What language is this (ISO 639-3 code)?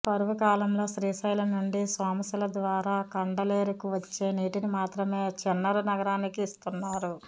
tel